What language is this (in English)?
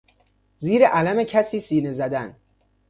Persian